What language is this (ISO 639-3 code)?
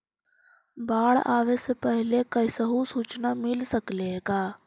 mag